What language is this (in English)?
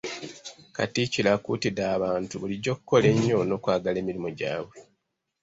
Ganda